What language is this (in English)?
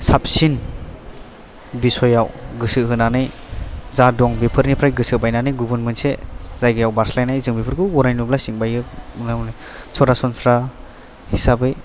Bodo